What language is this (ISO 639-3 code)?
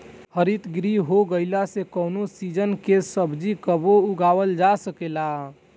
bho